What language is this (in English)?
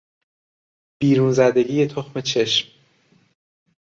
Persian